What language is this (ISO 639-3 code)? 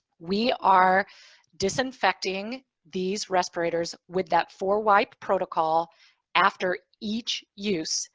eng